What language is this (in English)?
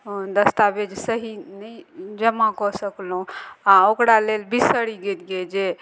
Maithili